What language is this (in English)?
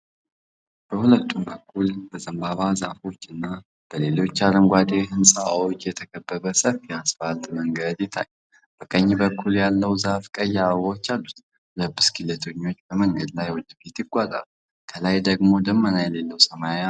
Amharic